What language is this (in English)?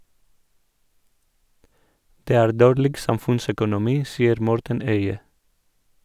Norwegian